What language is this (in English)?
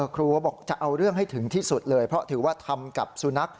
Thai